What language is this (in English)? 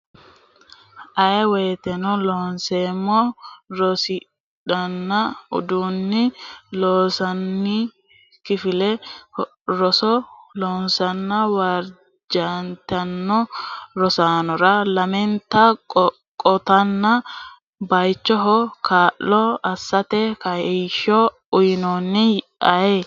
Sidamo